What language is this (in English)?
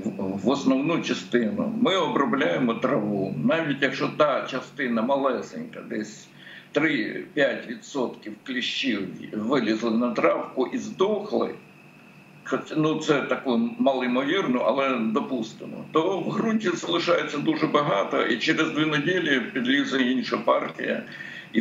Ukrainian